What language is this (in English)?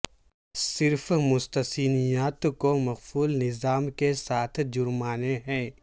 Urdu